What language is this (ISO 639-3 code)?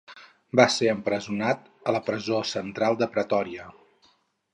cat